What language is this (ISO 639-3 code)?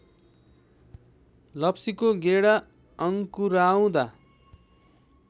nep